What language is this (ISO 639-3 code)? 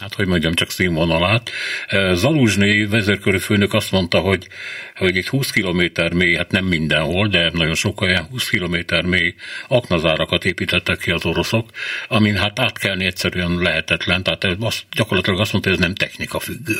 hun